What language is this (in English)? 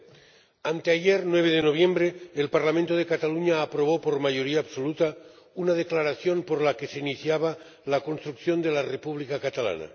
Spanish